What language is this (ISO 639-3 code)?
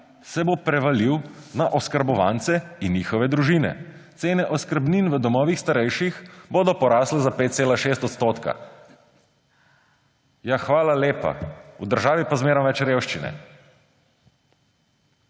slv